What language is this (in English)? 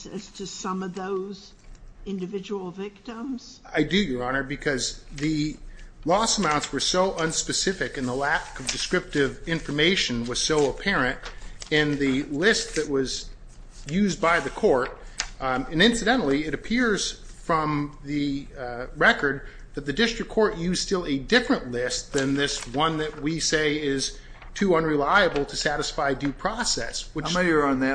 English